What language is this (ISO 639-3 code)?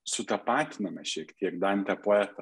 lit